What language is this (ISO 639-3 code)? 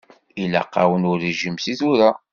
kab